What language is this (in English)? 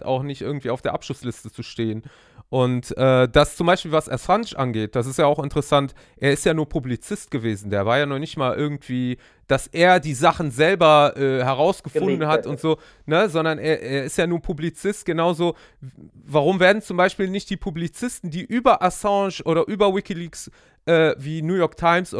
German